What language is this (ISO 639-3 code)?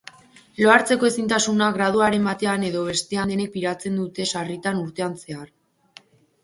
eus